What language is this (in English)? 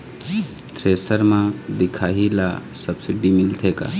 Chhattisgarhi